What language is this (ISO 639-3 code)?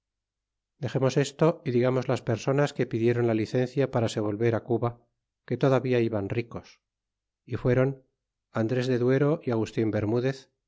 spa